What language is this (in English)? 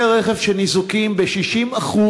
Hebrew